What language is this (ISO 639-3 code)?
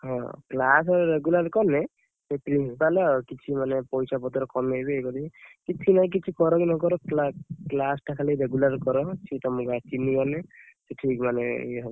ori